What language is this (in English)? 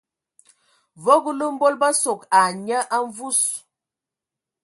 Ewondo